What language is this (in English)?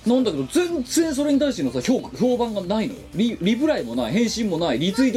Japanese